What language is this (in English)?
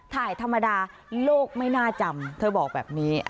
Thai